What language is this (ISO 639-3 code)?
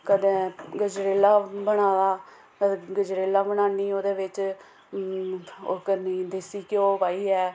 doi